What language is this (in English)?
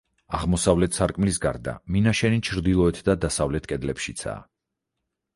Georgian